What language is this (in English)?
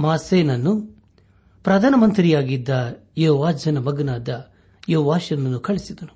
Kannada